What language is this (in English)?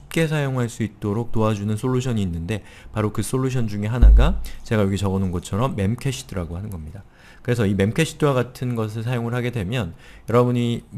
Korean